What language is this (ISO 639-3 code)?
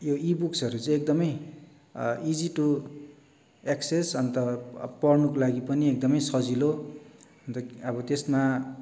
nep